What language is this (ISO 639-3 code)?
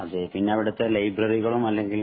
mal